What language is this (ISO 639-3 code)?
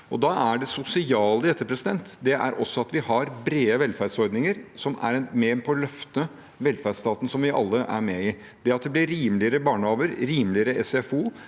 nor